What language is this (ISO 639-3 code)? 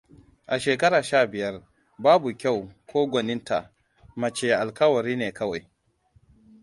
hau